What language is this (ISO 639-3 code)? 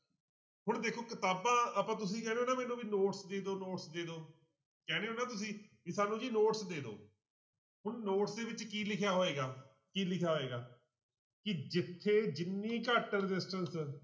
pan